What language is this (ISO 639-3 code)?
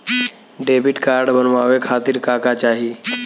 bho